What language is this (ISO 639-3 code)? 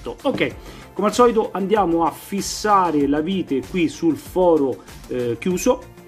ita